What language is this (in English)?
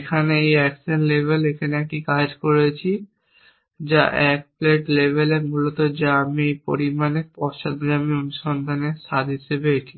Bangla